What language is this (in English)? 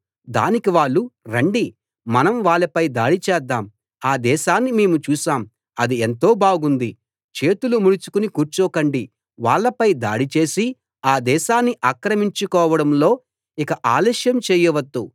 Telugu